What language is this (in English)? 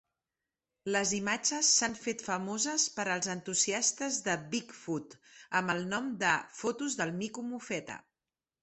Catalan